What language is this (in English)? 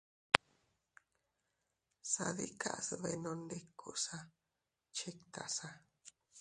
Teutila Cuicatec